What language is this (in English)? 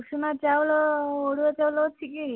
Odia